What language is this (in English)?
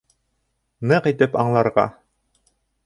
Bashkir